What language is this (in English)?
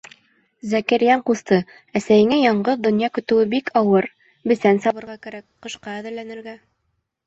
Bashkir